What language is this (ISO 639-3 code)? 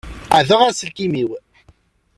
kab